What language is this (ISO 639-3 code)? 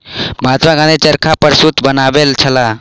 mai